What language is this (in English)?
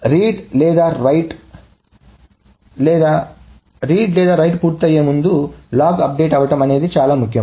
Telugu